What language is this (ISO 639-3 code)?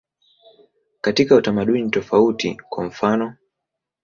swa